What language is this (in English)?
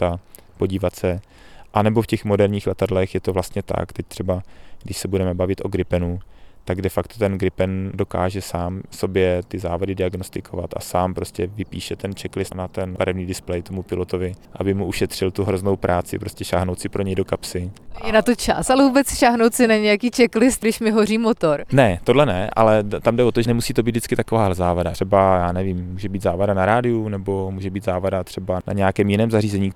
Czech